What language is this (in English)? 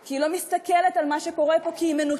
Hebrew